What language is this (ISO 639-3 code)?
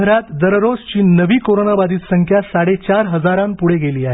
mar